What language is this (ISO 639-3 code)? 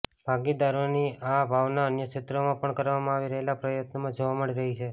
guj